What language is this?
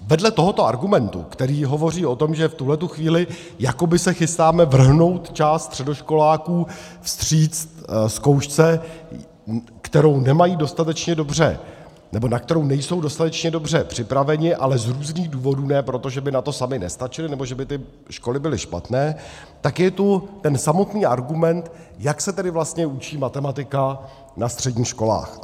Czech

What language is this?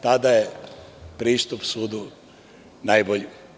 Serbian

